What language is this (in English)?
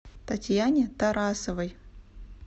Russian